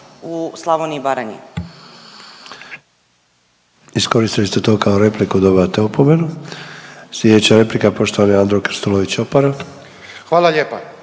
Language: Croatian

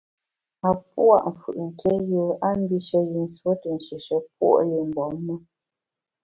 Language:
Bamun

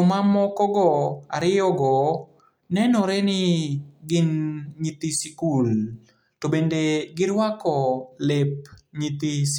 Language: Luo (Kenya and Tanzania)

